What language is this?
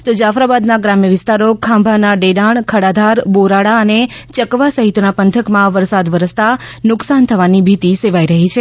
Gujarati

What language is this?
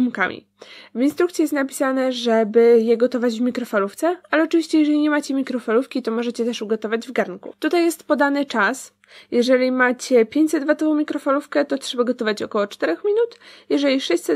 Polish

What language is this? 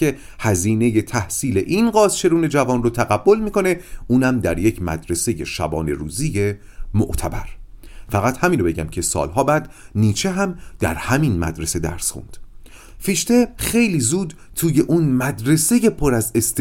Persian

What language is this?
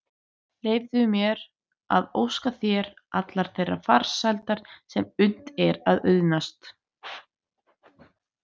Icelandic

